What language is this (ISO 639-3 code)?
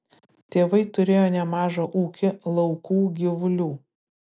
lit